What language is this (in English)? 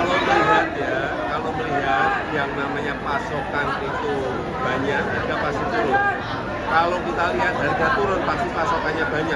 Indonesian